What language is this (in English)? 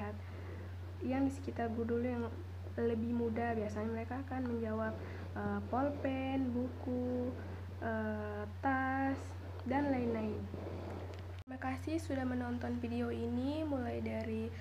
Indonesian